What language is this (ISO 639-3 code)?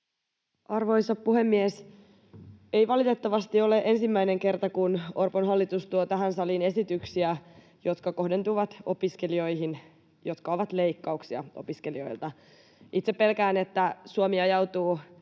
fin